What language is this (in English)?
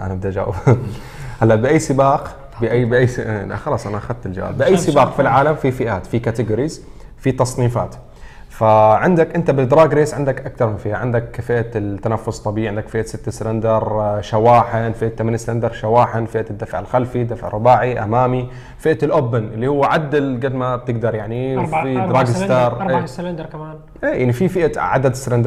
Arabic